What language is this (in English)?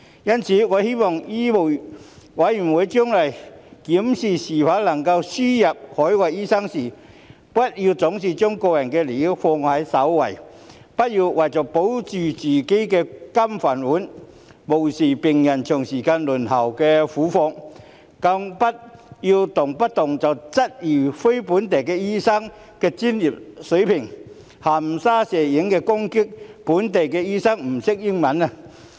Cantonese